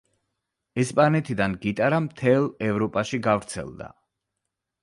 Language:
Georgian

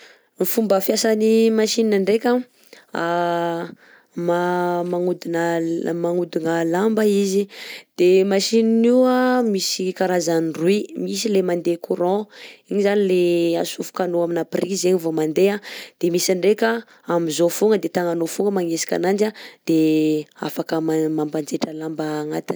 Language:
Southern Betsimisaraka Malagasy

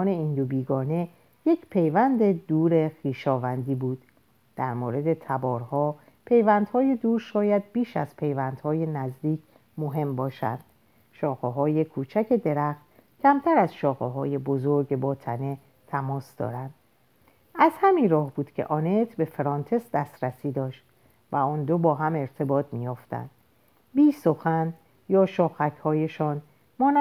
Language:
Persian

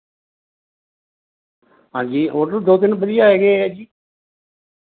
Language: Punjabi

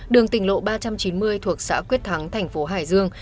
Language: Vietnamese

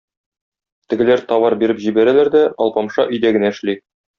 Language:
Tatar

